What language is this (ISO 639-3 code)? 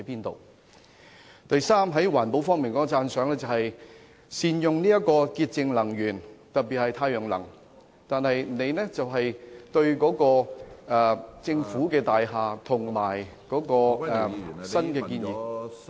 yue